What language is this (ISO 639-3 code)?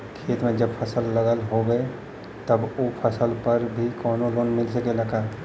bho